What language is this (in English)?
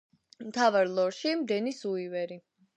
Georgian